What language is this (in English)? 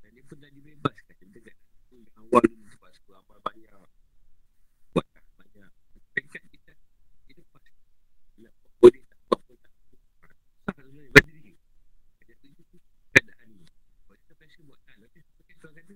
Malay